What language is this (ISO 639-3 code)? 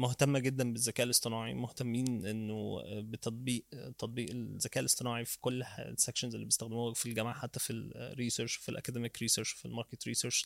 ara